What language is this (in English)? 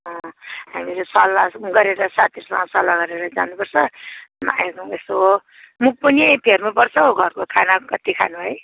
Nepali